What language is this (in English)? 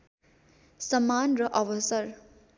Nepali